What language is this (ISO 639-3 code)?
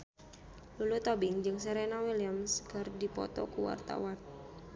sun